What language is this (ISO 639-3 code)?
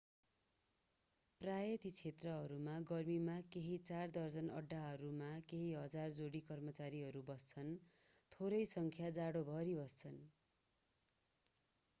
nep